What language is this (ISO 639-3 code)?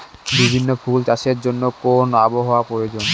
ben